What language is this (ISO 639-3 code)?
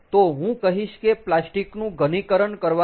guj